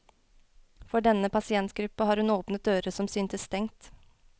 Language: Norwegian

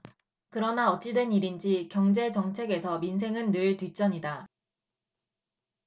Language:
Korean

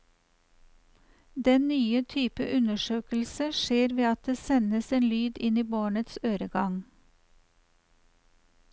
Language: Norwegian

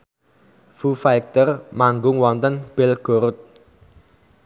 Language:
Javanese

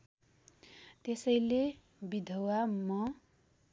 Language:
Nepali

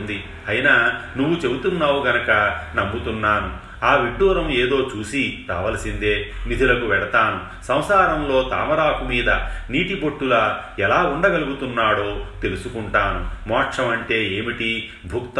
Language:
Telugu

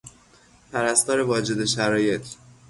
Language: Persian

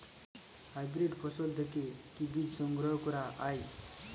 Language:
Bangla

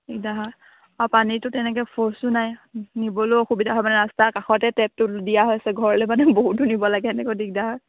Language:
Assamese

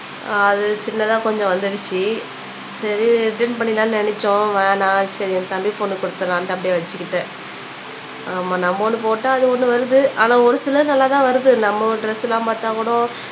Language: Tamil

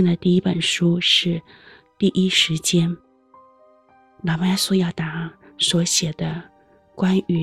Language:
Chinese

